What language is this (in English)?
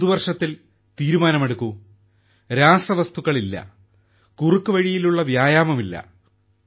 Malayalam